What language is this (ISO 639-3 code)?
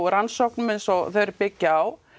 isl